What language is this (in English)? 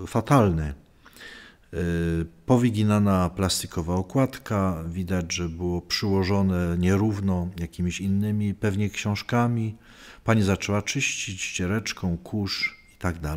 Polish